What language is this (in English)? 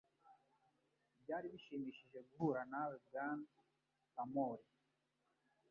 Kinyarwanda